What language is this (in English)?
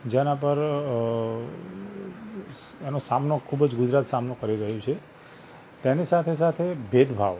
Gujarati